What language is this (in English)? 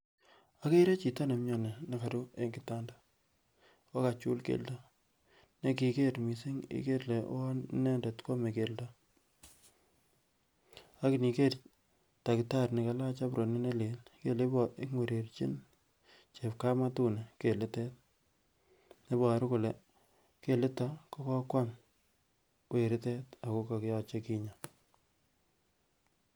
Kalenjin